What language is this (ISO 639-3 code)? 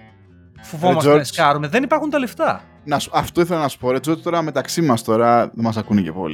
ell